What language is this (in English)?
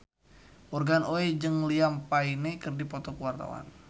Sundanese